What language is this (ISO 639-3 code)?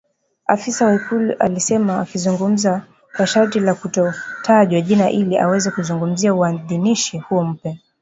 swa